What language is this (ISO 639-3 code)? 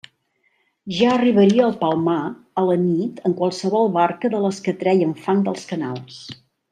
cat